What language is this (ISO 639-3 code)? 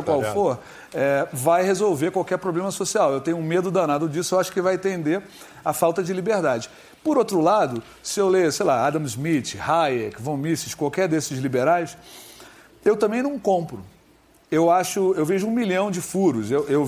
por